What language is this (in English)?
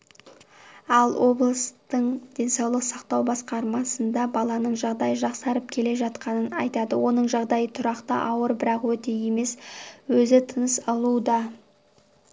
Kazakh